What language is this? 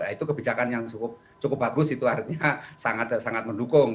Indonesian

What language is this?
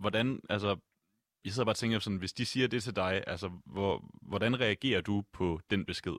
Danish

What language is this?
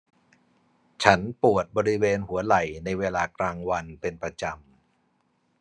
Thai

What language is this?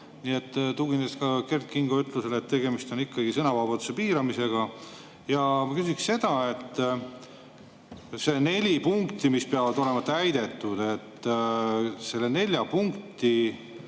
Estonian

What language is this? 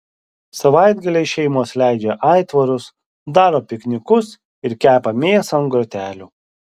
Lithuanian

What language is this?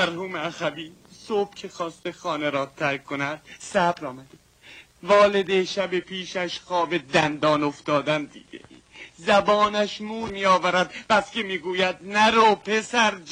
Persian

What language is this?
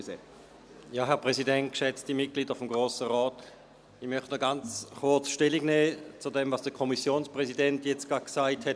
Swiss German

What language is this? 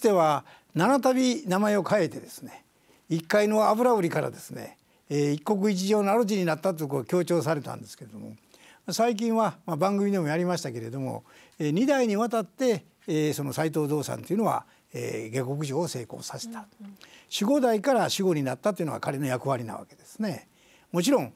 Japanese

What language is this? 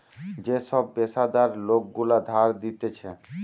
Bangla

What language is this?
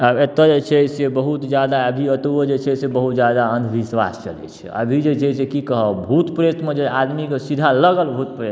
Maithili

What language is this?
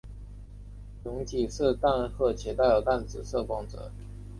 Chinese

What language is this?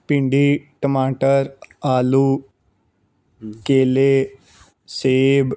Punjabi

